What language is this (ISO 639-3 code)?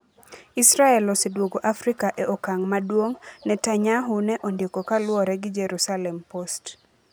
luo